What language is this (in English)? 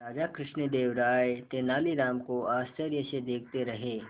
Hindi